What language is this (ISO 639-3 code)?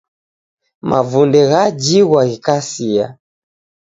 dav